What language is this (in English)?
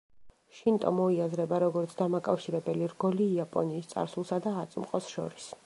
Georgian